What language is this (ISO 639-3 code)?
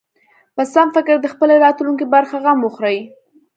pus